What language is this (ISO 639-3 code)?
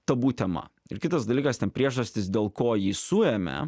lit